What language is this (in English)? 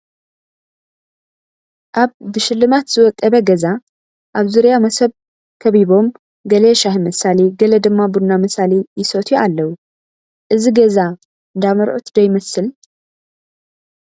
Tigrinya